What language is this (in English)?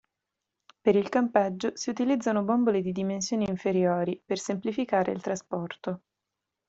Italian